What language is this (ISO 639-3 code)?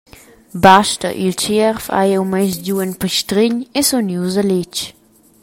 roh